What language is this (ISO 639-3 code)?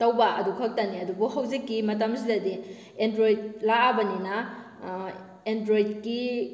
mni